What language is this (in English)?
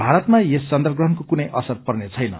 Nepali